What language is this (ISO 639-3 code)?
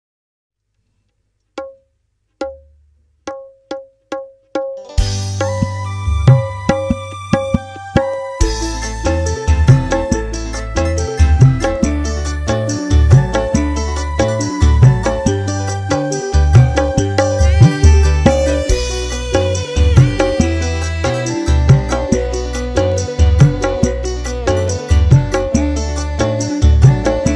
ind